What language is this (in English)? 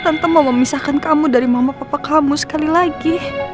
Indonesian